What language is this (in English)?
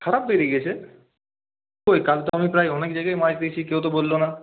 Bangla